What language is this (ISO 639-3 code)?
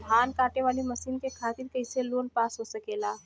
bho